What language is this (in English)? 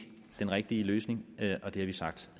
Danish